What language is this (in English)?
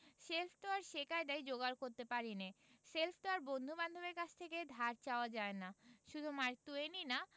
Bangla